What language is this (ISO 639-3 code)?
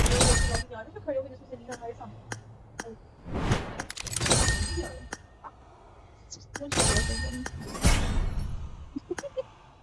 urd